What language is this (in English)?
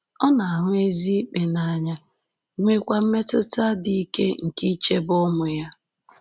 Igbo